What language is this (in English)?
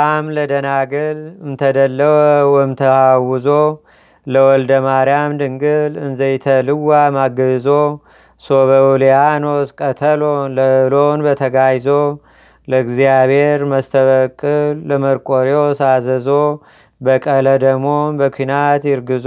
Amharic